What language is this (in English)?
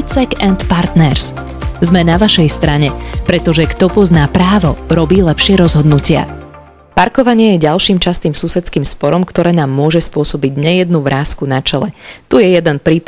Slovak